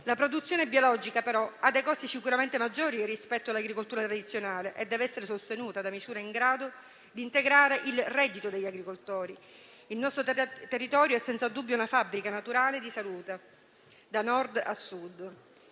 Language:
Italian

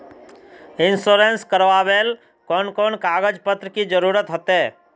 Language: Magahi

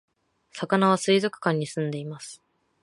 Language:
Japanese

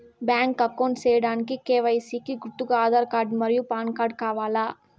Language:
Telugu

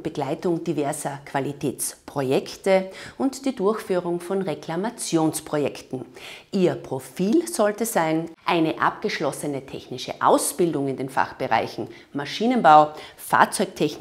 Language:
German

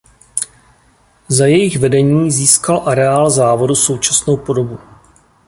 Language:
Czech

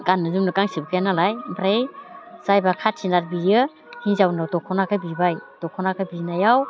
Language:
Bodo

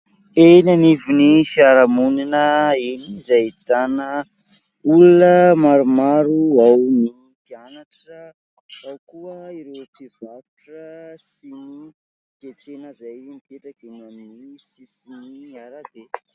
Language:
Malagasy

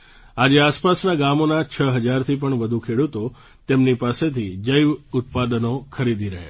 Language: Gujarati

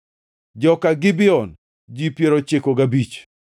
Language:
Luo (Kenya and Tanzania)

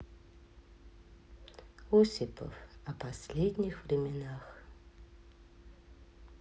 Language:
Russian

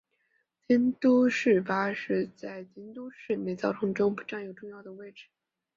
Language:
Chinese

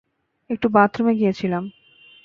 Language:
Bangla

